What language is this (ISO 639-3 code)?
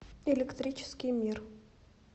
rus